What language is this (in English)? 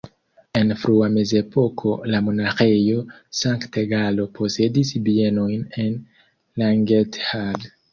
Esperanto